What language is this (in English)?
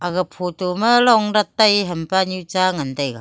Wancho Naga